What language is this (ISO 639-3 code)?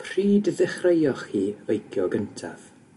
cym